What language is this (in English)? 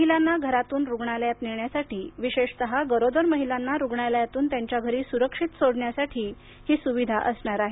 Marathi